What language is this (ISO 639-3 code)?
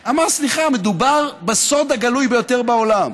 heb